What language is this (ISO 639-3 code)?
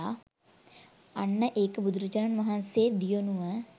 sin